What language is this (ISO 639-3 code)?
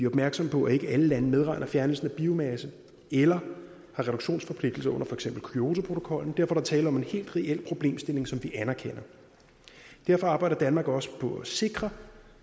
dan